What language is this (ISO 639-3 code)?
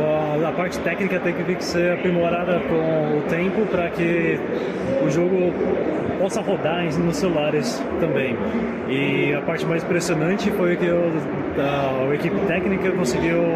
por